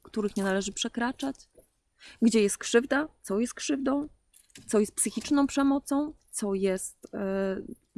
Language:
Polish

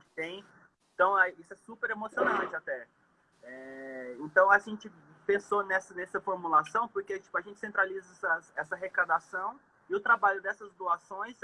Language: Portuguese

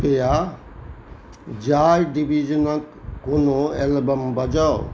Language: Maithili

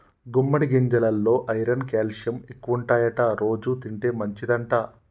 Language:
Telugu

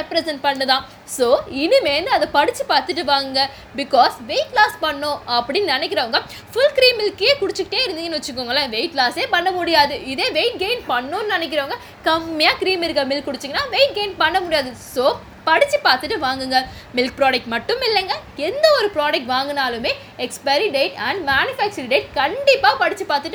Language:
Tamil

